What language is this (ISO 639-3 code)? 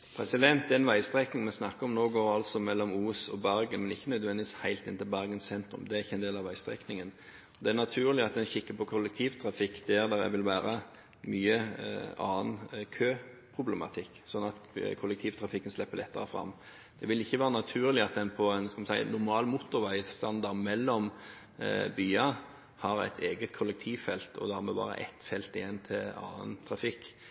nor